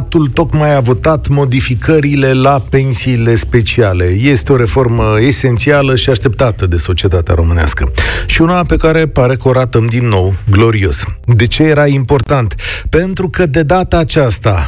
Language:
Romanian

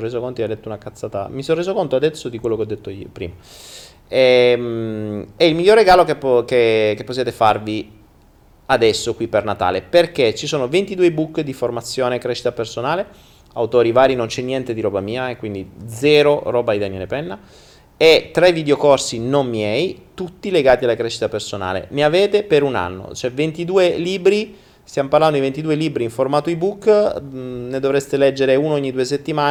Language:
Italian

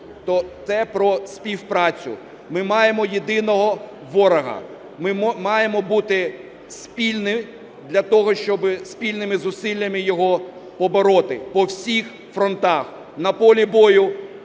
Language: Ukrainian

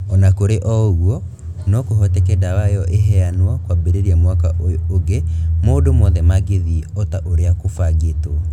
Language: Kikuyu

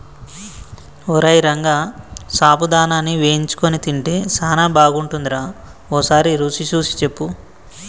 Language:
Telugu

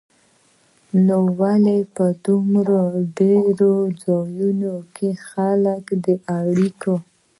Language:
Pashto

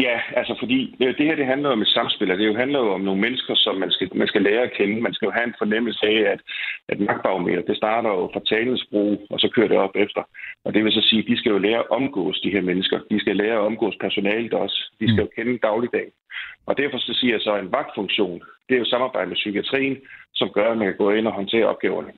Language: Danish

